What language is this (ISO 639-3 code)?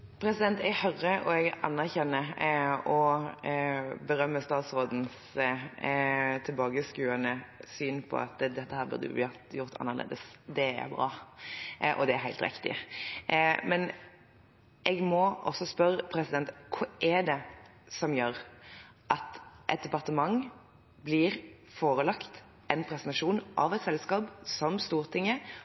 nob